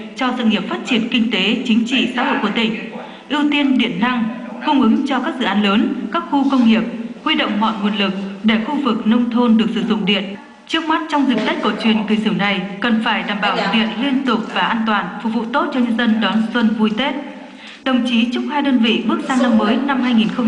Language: Vietnamese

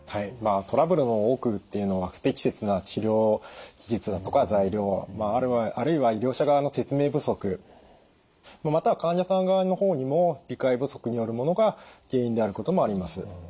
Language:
Japanese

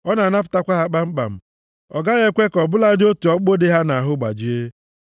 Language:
Igbo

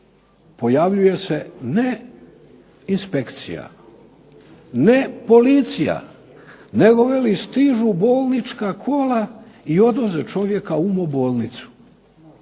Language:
Croatian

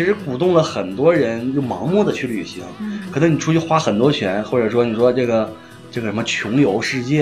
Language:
Chinese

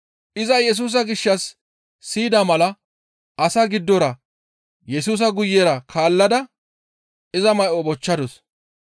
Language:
Gamo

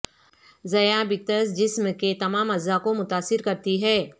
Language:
Urdu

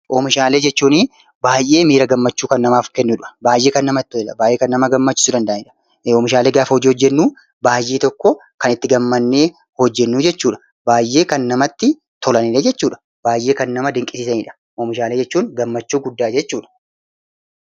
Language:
Oromo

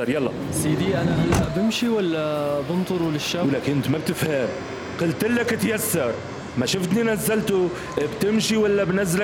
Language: Arabic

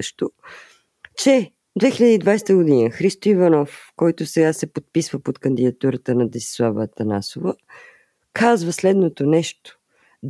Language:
Bulgarian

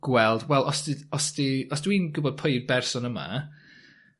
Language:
Welsh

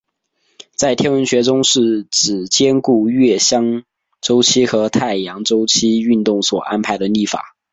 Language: Chinese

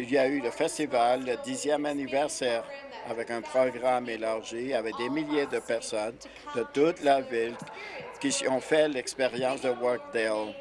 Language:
French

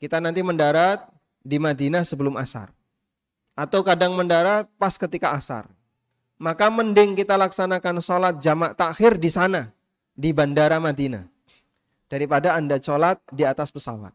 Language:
Indonesian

